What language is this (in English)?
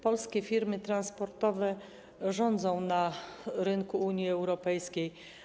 Polish